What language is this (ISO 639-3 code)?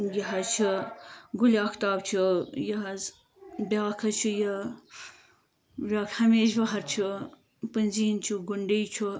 kas